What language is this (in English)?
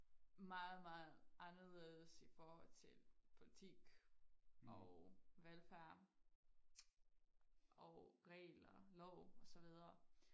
Danish